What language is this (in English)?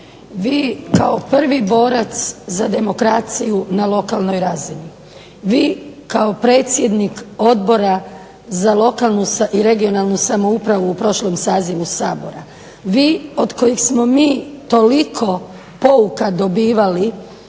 Croatian